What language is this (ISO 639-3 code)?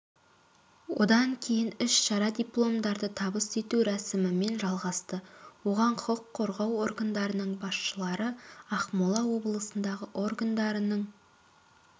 kaz